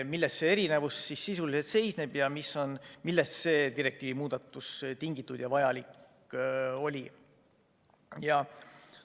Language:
Estonian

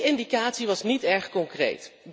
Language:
Dutch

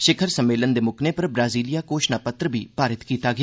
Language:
Dogri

